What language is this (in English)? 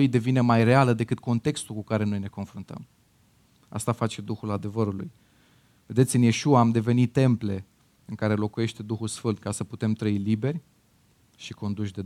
Romanian